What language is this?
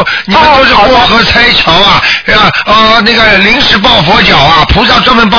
Chinese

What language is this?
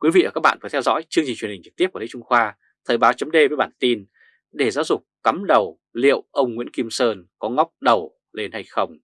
Vietnamese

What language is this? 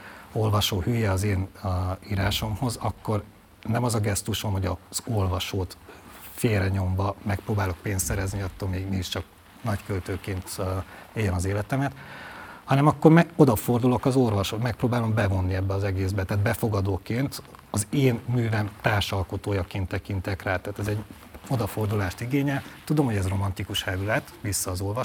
Hungarian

